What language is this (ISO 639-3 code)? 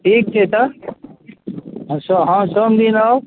mai